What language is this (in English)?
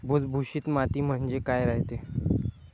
Marathi